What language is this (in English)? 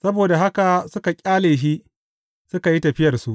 Hausa